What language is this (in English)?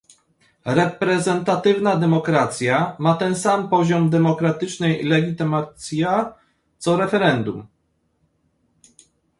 Polish